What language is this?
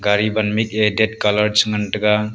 Wancho Naga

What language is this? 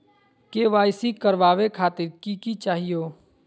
Magahi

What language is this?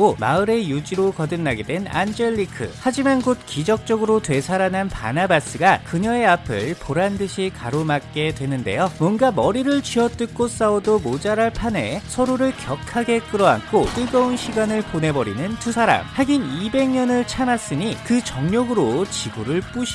Korean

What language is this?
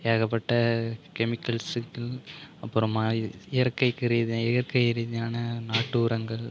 Tamil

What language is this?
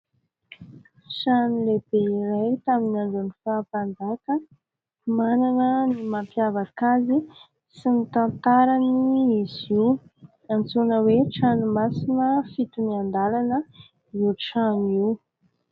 Malagasy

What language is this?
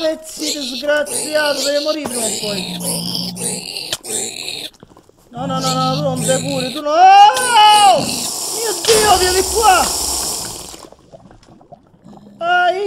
Italian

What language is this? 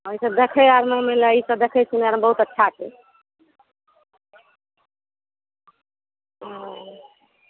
Maithili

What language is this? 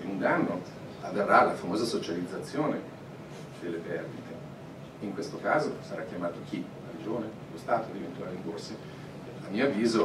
Italian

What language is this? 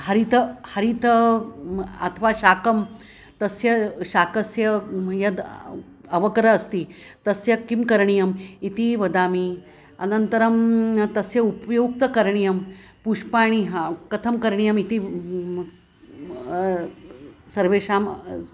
Sanskrit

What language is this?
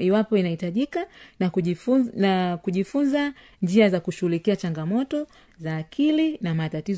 Swahili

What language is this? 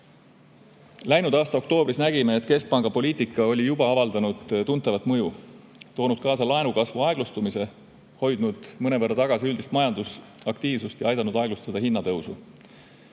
Estonian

